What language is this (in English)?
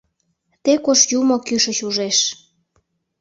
Mari